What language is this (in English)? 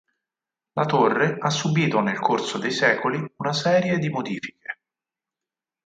Italian